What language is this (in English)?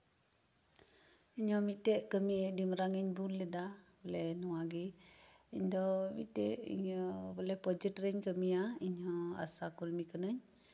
Santali